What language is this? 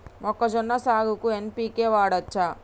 Telugu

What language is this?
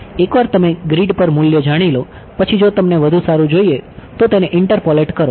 Gujarati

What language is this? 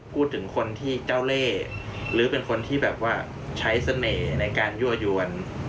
Thai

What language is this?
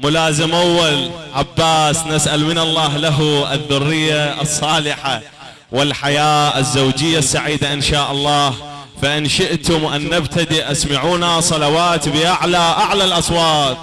Arabic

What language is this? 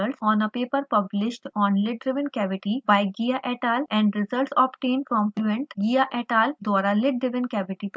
Hindi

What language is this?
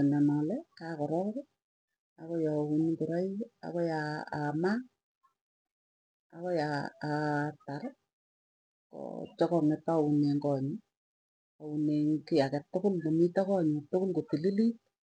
Tugen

